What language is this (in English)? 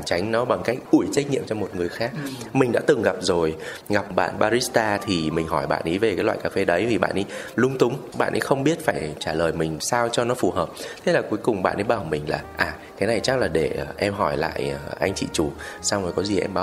Vietnamese